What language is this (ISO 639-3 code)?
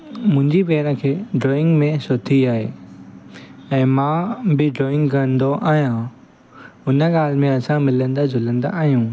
snd